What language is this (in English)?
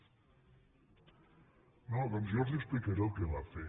Catalan